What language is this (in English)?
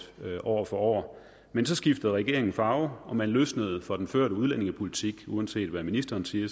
Danish